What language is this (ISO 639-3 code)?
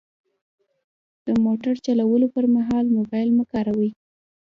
pus